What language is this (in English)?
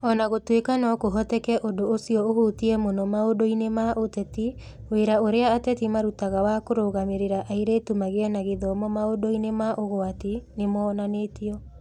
Kikuyu